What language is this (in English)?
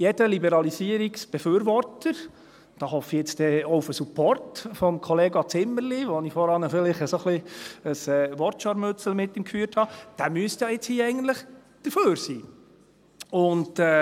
Swiss German